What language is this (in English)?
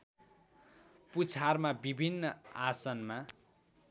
Nepali